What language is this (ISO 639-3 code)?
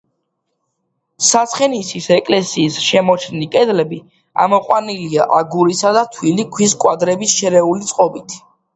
kat